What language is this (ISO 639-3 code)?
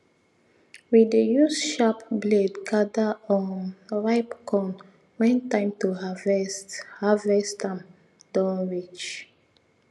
pcm